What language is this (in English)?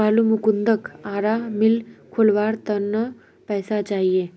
Magahi